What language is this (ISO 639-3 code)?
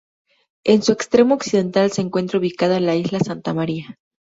spa